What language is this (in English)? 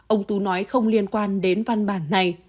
Vietnamese